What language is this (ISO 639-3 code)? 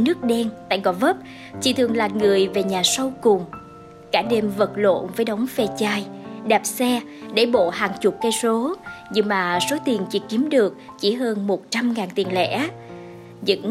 vie